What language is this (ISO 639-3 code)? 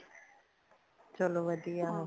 pan